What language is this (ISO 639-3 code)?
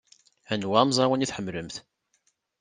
kab